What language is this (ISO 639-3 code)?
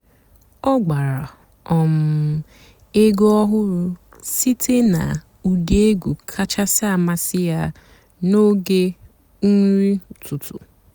ibo